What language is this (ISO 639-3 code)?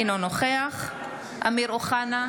heb